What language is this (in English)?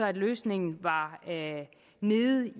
Danish